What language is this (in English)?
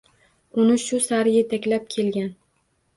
Uzbek